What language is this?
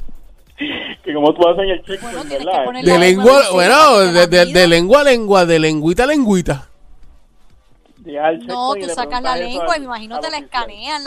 Spanish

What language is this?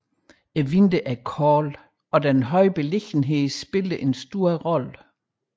Danish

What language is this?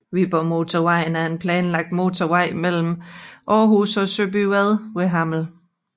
Danish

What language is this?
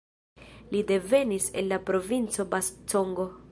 Esperanto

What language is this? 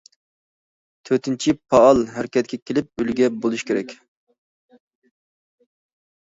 Uyghur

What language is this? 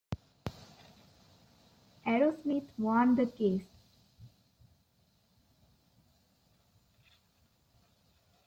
English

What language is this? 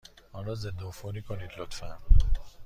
Persian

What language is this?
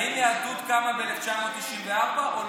Hebrew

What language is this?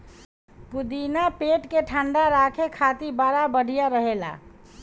Bhojpuri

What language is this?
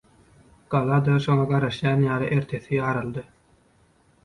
Turkmen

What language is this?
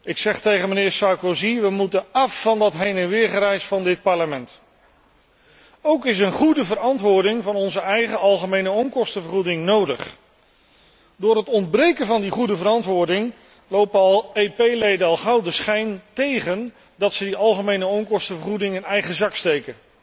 Dutch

